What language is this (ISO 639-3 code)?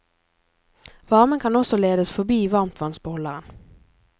nor